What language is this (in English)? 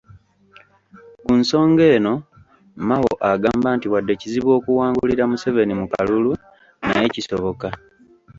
Ganda